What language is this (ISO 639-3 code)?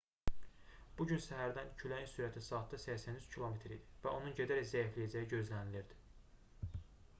aze